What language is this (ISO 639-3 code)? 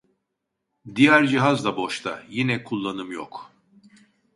tur